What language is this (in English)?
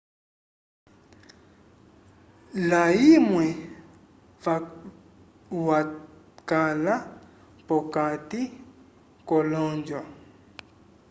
Umbundu